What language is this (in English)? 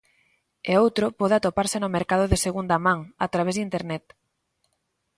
Galician